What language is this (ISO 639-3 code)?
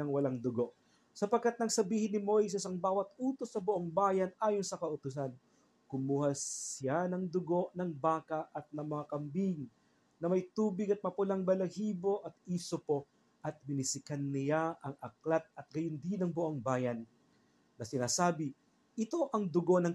fil